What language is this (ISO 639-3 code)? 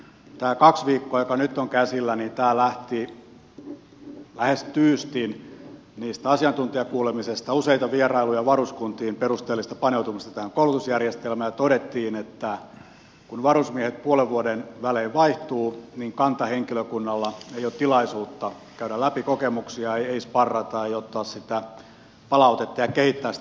fin